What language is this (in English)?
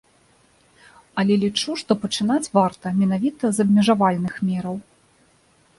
Belarusian